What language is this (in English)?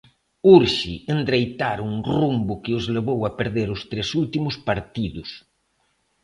Galician